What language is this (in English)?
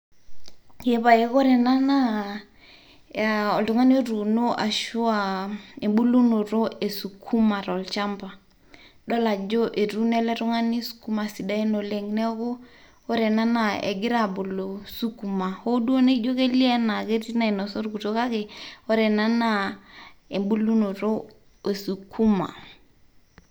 Masai